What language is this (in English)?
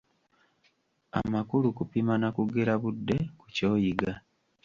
Ganda